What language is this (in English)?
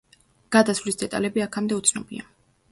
Georgian